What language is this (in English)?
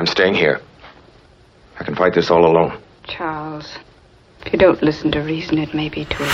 Arabic